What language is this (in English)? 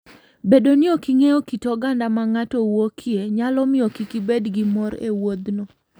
Luo (Kenya and Tanzania)